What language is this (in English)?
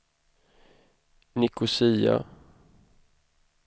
Swedish